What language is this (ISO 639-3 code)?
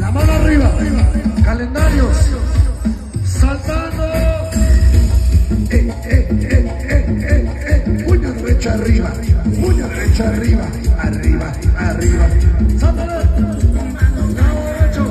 spa